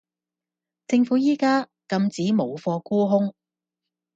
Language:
Cantonese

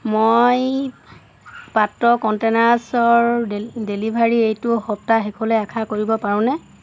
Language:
Assamese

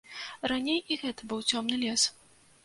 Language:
Belarusian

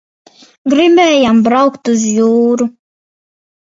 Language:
Latvian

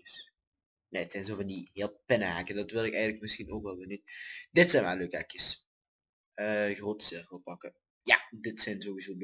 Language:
Dutch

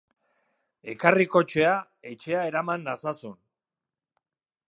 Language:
Basque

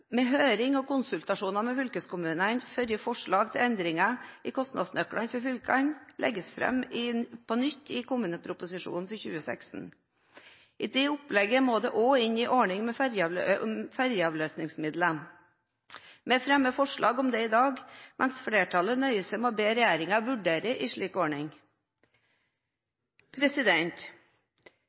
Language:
Norwegian Bokmål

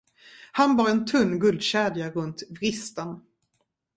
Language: Swedish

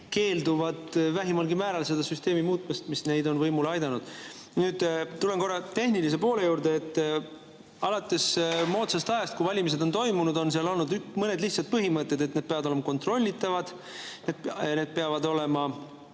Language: Estonian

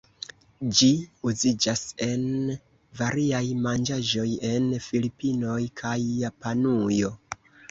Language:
Esperanto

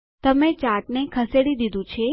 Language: Gujarati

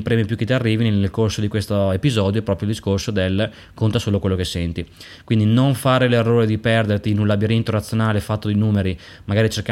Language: Italian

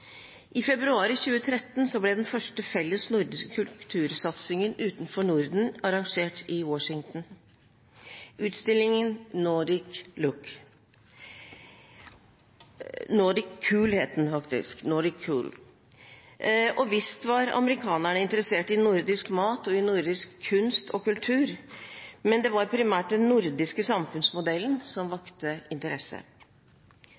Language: Norwegian Bokmål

